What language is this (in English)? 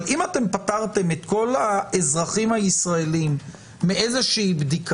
Hebrew